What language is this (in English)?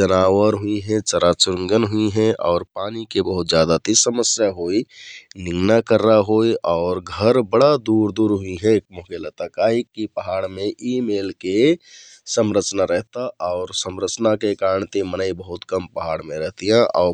Kathoriya Tharu